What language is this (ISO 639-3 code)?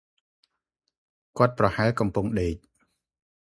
khm